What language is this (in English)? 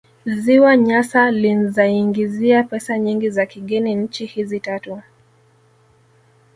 Swahili